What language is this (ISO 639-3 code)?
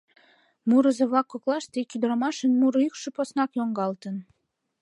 chm